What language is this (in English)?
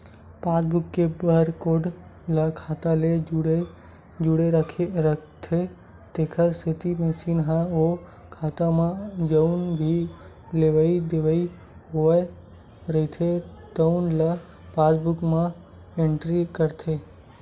Chhattisgarhi